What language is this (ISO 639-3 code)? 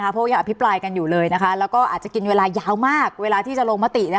tha